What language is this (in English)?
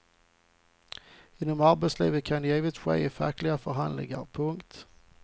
Swedish